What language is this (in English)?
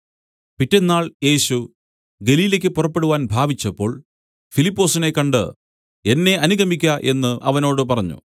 Malayalam